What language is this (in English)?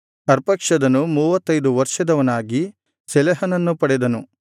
Kannada